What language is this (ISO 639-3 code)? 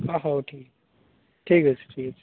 ori